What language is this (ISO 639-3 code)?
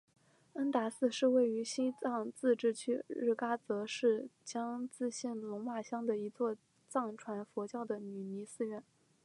zho